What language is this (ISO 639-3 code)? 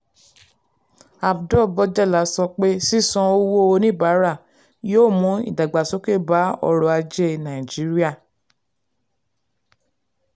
yor